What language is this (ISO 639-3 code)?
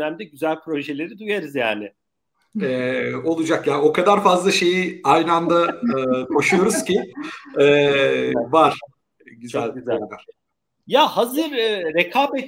tur